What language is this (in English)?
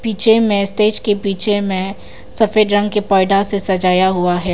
Hindi